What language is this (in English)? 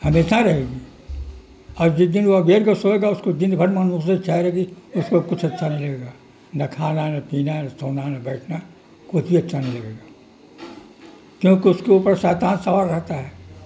Urdu